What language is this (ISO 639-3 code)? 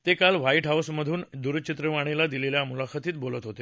mar